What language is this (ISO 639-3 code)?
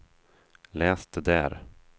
swe